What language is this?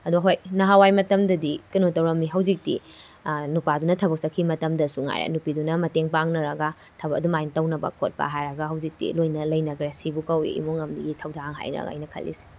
Manipuri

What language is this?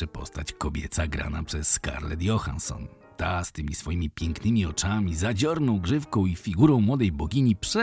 Polish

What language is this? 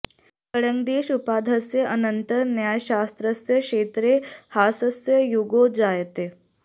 Sanskrit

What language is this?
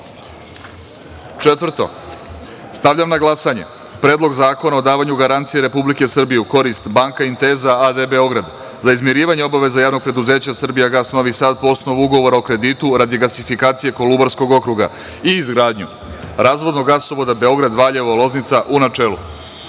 Serbian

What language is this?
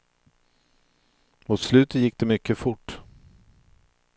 Swedish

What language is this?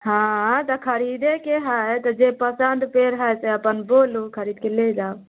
Maithili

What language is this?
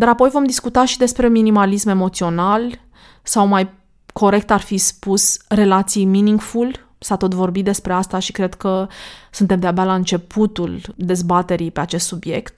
Romanian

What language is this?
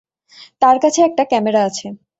Bangla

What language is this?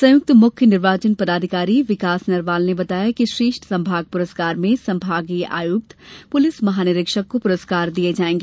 Hindi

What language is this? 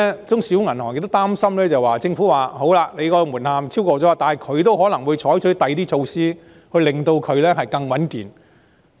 Cantonese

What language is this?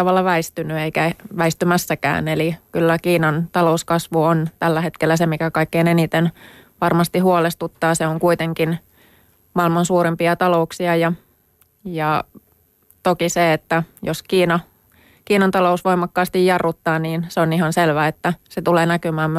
Finnish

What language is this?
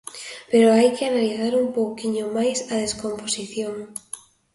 Galician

